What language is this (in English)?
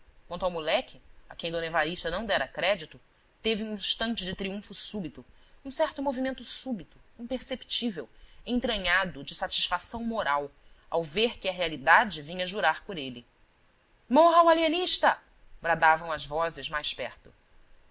Portuguese